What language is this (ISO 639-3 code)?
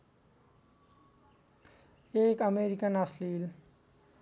nep